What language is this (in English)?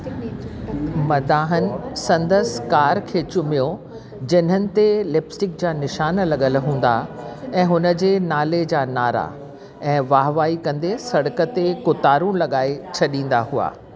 Sindhi